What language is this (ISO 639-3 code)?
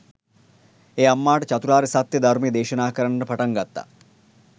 sin